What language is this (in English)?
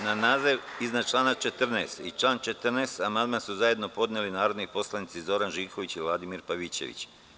Serbian